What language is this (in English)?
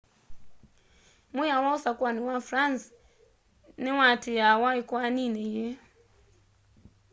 Kamba